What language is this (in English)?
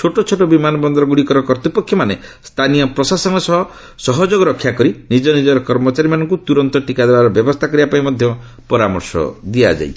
Odia